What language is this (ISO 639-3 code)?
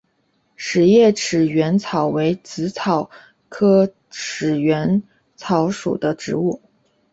zho